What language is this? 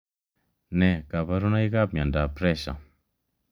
Kalenjin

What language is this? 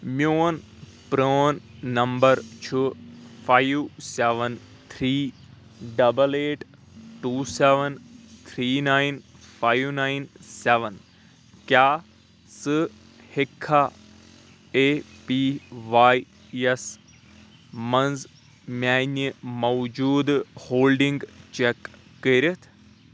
Kashmiri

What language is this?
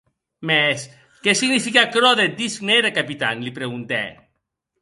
Occitan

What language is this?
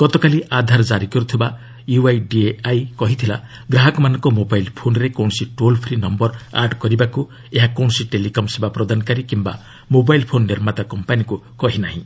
Odia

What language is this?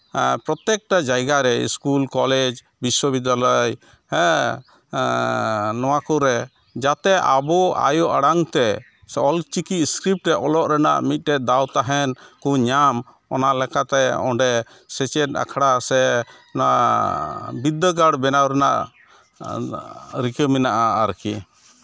Santali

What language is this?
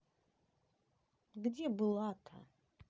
Russian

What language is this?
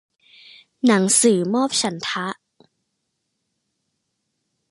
Thai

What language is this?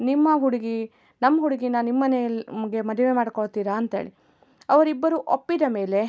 Kannada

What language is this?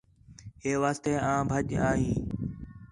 Khetrani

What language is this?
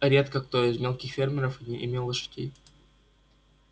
Russian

